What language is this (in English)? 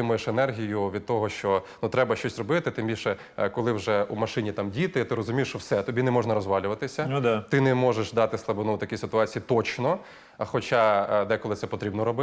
Ukrainian